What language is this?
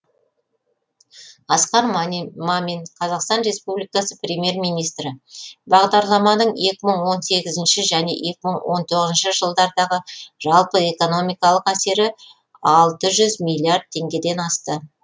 Kazakh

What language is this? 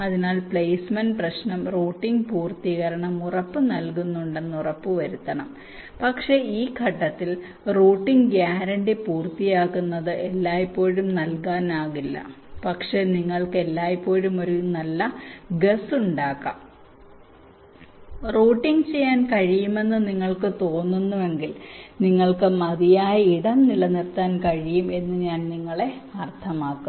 Malayalam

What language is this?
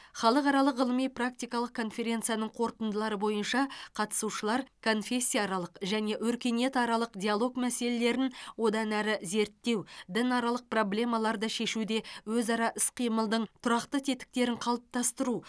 Kazakh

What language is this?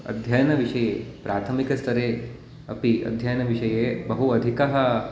Sanskrit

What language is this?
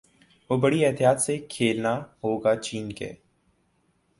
Urdu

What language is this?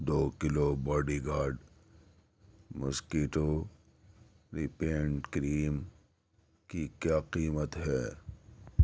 Urdu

